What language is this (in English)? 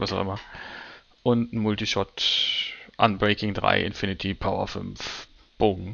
German